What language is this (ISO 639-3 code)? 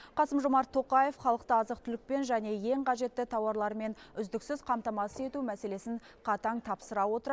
kaz